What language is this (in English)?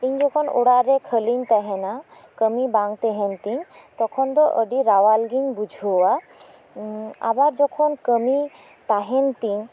Santali